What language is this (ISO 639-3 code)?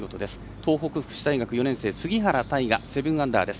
jpn